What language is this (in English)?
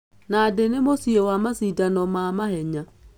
Kikuyu